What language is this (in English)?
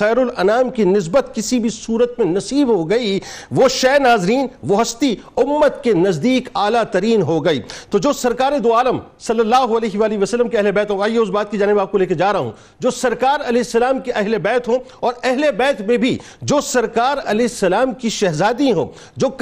Urdu